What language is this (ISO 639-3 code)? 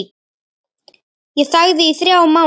isl